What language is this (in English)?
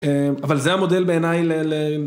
Hebrew